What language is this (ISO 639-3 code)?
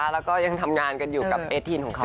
tha